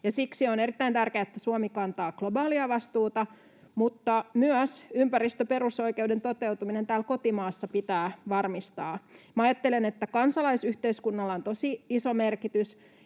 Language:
Finnish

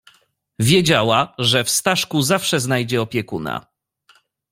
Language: Polish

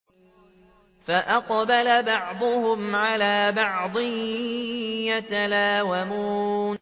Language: Arabic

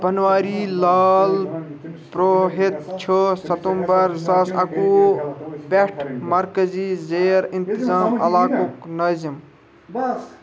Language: Kashmiri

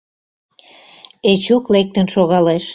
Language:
Mari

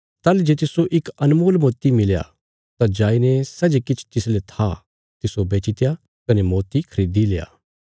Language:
Bilaspuri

